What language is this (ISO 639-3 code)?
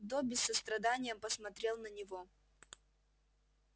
rus